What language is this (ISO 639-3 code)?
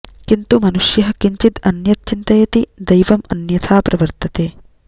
san